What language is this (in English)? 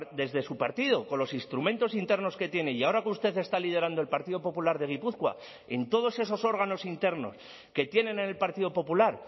Spanish